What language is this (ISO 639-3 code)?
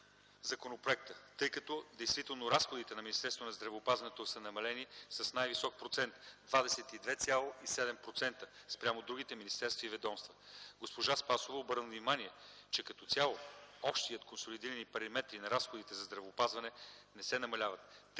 bul